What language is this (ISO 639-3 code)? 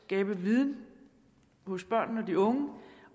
dan